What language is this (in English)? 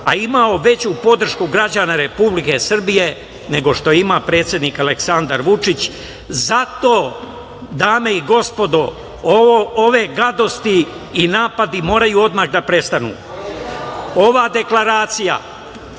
Serbian